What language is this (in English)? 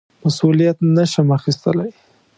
Pashto